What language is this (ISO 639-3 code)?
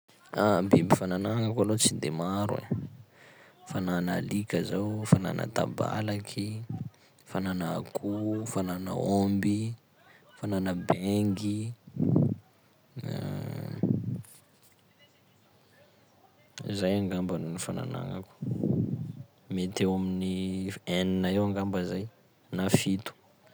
skg